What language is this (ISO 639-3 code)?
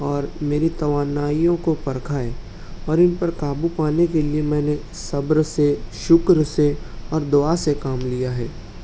urd